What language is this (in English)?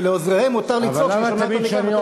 Hebrew